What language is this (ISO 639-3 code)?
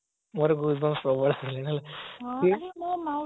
ori